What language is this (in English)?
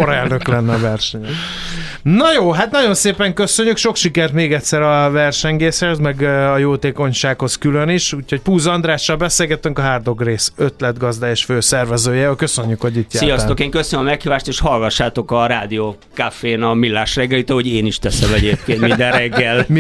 Hungarian